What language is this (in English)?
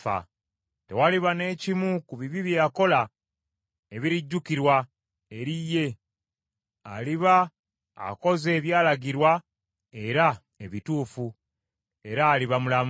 Ganda